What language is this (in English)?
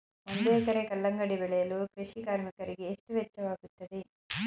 Kannada